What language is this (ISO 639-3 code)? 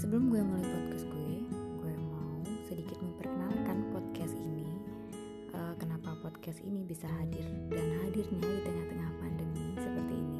ind